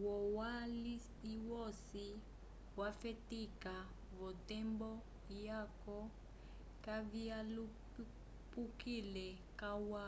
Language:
Umbundu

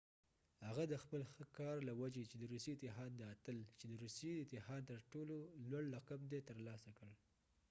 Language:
Pashto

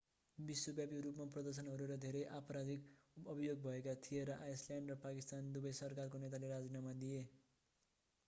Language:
Nepali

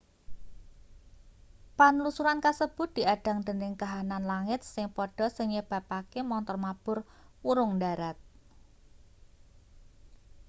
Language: Javanese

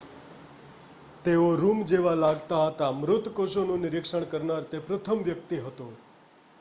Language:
Gujarati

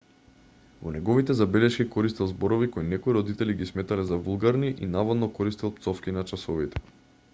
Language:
Macedonian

